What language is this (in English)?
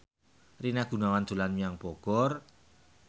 Javanese